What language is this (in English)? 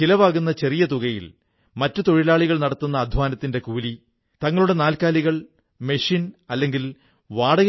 Malayalam